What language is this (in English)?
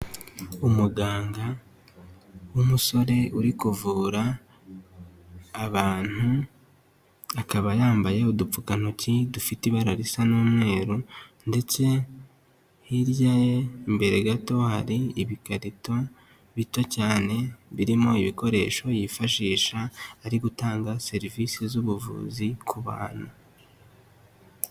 Kinyarwanda